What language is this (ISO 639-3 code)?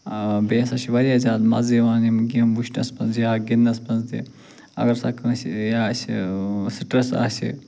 kas